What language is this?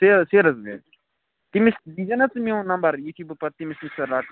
Kashmiri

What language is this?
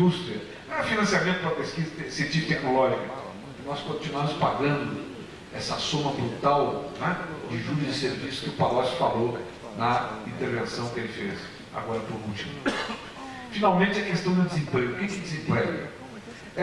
Portuguese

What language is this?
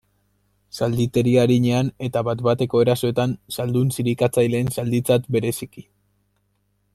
Basque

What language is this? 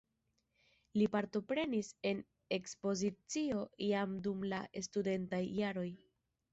Esperanto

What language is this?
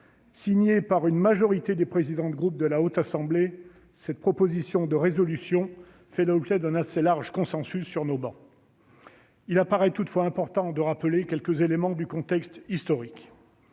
French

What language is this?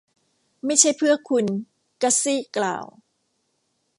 Thai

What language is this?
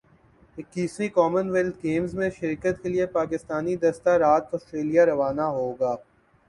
Urdu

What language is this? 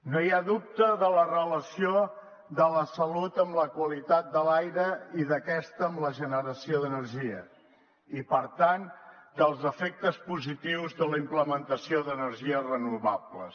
Catalan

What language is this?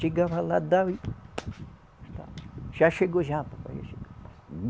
Portuguese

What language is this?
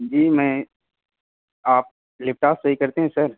Urdu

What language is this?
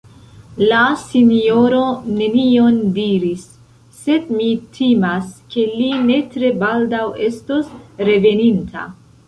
Esperanto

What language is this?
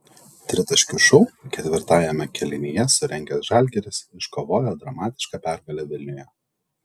Lithuanian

